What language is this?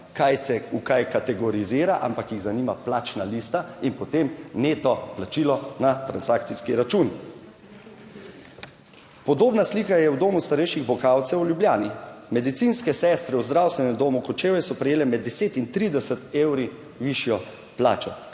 Slovenian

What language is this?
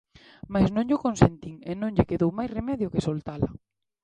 Galician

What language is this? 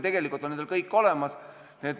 Estonian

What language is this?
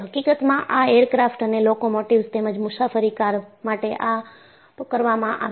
Gujarati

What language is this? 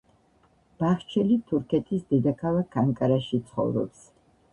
Georgian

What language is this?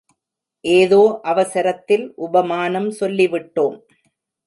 Tamil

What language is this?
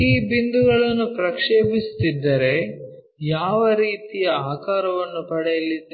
Kannada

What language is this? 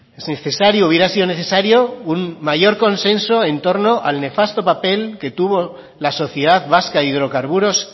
Spanish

